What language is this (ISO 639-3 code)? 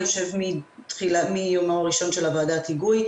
heb